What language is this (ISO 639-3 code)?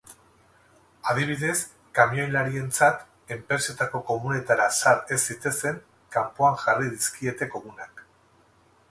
eus